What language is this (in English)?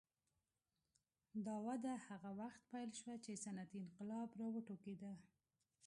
Pashto